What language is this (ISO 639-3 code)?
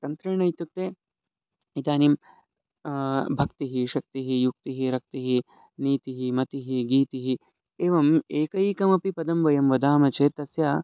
san